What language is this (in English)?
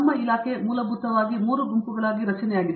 Kannada